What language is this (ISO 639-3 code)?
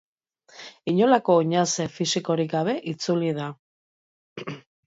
eus